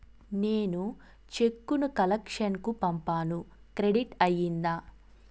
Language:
Telugu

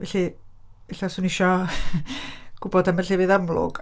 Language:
Welsh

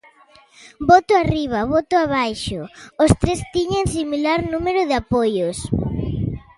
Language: Galician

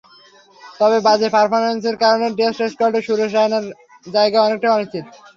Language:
Bangla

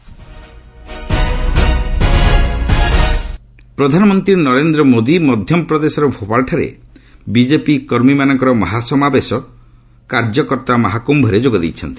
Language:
Odia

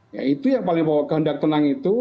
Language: Indonesian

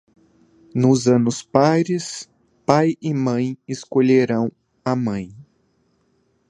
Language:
Portuguese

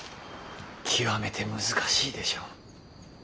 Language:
Japanese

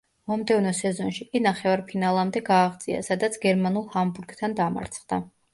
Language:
Georgian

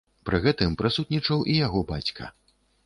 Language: Belarusian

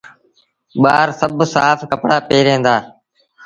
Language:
Sindhi Bhil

